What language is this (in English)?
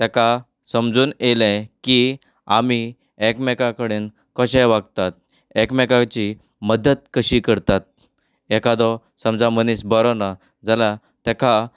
Konkani